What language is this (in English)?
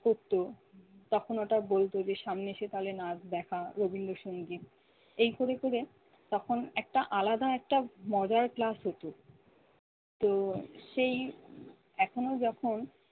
Bangla